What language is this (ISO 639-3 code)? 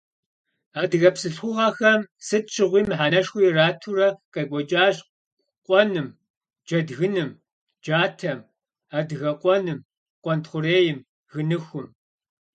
kbd